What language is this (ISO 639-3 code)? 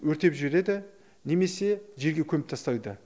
kaz